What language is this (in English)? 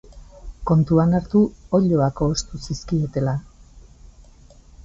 Basque